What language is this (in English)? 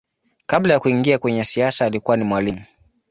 Swahili